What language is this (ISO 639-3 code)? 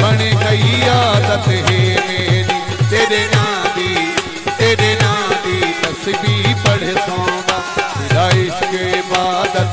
hin